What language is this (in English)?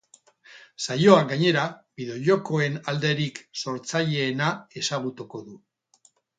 Basque